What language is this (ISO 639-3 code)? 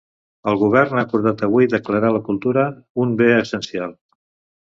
cat